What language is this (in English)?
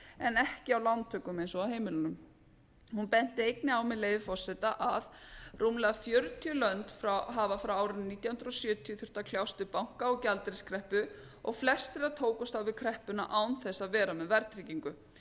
Icelandic